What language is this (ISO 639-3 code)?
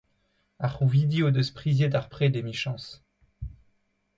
bre